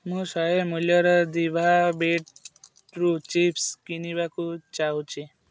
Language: Odia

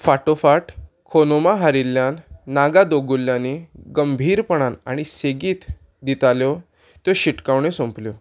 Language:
Konkani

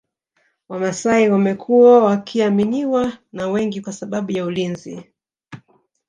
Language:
Swahili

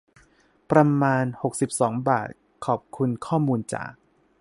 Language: Thai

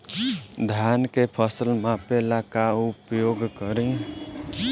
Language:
Bhojpuri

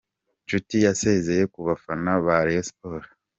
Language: Kinyarwanda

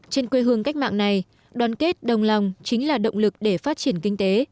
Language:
Vietnamese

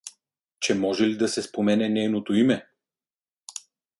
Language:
Bulgarian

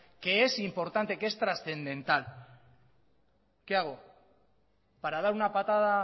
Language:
Spanish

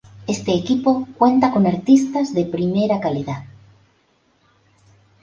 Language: Spanish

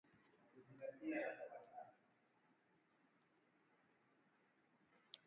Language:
Swahili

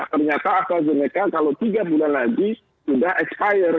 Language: Indonesian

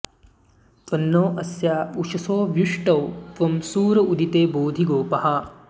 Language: Sanskrit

